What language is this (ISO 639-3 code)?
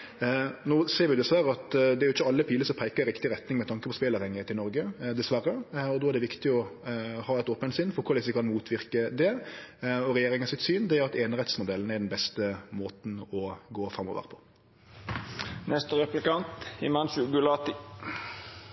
nno